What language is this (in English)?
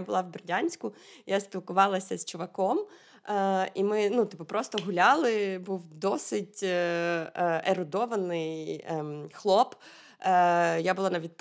Ukrainian